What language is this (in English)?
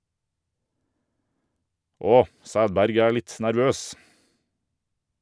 Norwegian